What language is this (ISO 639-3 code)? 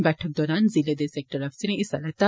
doi